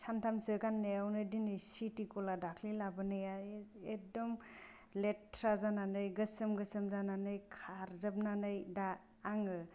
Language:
Bodo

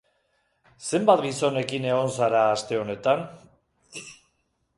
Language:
Basque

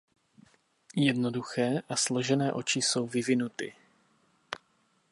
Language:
Czech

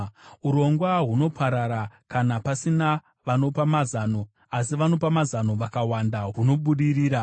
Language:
Shona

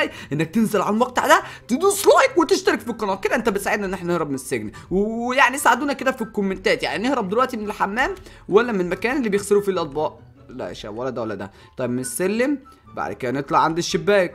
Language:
Arabic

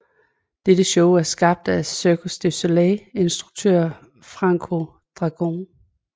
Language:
Danish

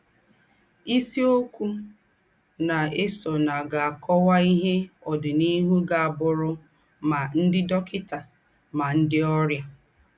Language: Igbo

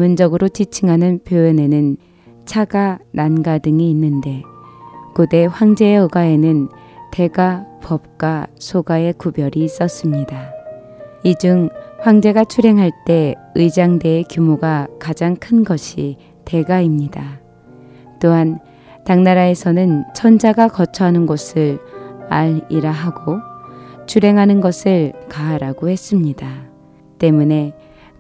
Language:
Korean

